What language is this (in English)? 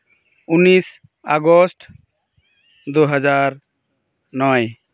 Santali